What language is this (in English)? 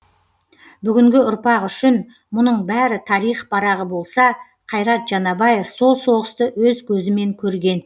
Kazakh